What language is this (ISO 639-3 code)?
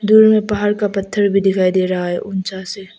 hin